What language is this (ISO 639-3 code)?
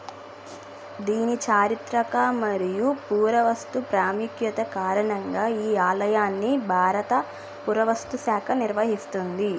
tel